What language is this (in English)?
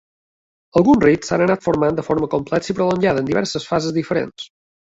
Catalan